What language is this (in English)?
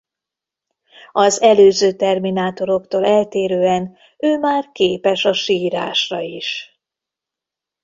Hungarian